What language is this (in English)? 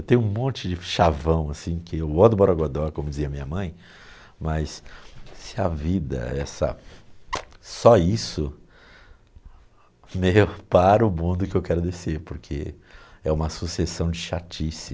Portuguese